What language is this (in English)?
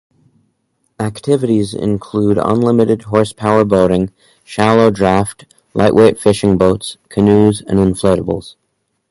English